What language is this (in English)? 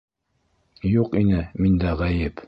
Bashkir